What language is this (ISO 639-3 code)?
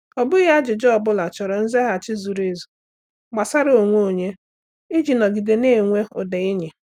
ibo